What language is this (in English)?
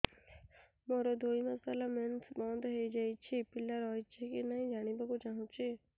Odia